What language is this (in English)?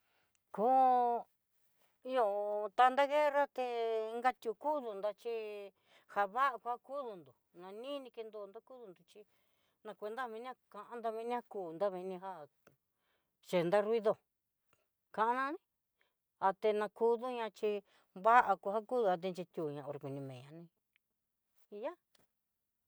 Southeastern Nochixtlán Mixtec